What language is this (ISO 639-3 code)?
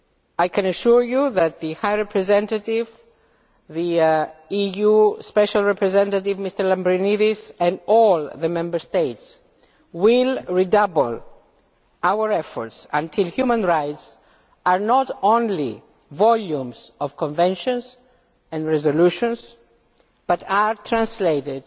eng